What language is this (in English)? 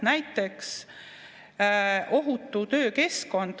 Estonian